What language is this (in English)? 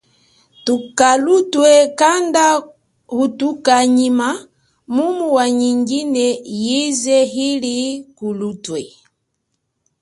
Chokwe